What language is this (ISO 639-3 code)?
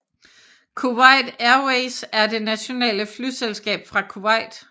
dan